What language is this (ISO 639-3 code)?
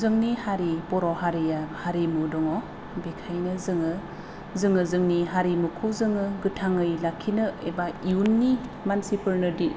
brx